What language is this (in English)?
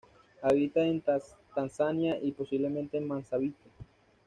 Spanish